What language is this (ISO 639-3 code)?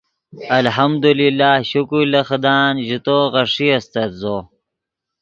ydg